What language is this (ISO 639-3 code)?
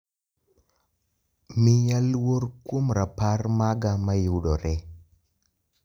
luo